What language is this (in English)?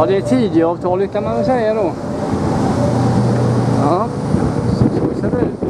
Swedish